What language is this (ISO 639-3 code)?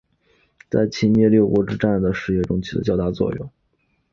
zho